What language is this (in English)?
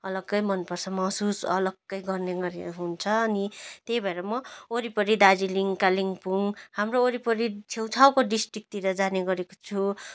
Nepali